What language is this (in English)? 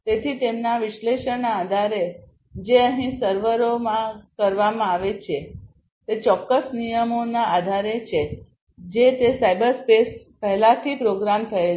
Gujarati